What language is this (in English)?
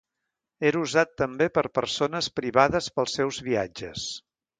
Catalan